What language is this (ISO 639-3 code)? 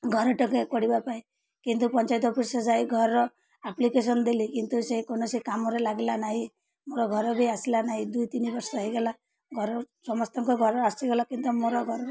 ori